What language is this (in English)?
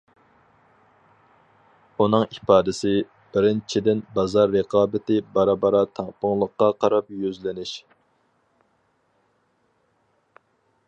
Uyghur